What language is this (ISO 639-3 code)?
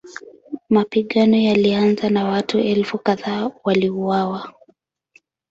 swa